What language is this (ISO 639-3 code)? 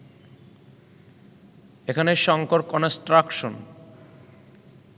ben